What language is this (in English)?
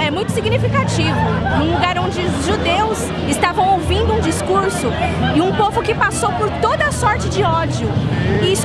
Portuguese